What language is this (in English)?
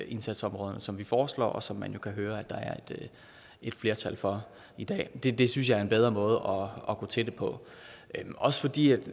Danish